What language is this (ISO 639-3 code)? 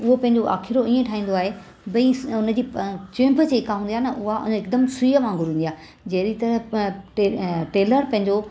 snd